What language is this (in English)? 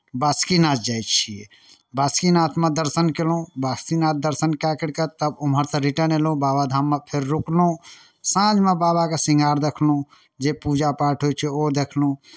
Maithili